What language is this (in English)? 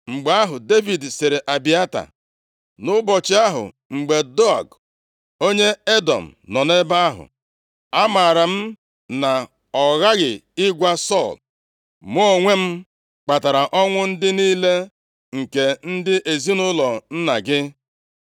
Igbo